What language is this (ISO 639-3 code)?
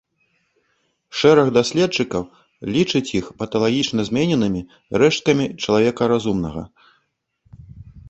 bel